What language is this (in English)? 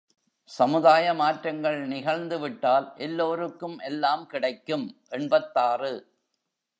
Tamil